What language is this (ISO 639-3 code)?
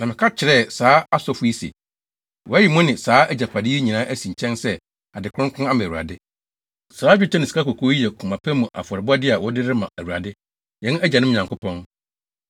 aka